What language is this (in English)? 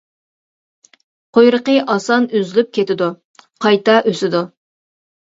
Uyghur